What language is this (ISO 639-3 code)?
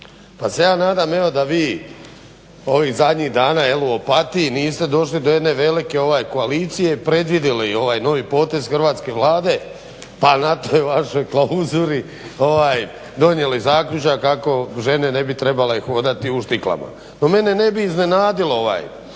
hrv